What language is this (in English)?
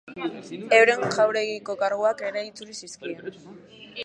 Basque